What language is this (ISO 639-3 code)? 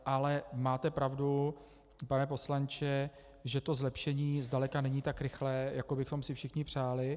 ces